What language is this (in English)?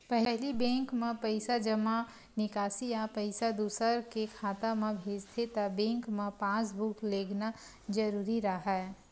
Chhattisgarhi